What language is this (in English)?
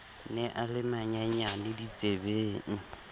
Southern Sotho